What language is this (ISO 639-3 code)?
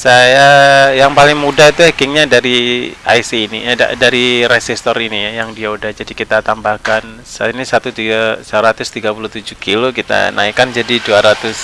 ind